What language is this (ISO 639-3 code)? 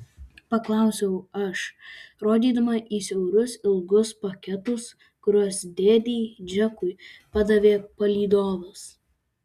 lit